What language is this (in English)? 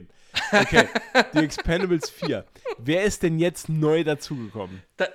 German